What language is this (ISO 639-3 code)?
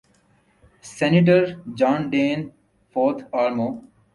urd